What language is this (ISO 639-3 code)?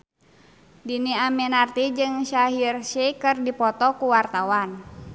sun